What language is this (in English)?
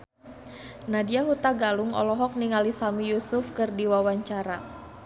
Sundanese